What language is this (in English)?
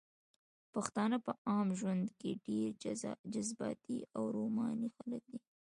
Pashto